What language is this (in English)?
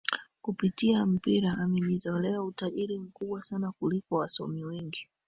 Swahili